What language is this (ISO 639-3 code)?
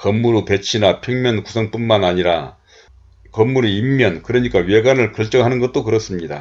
kor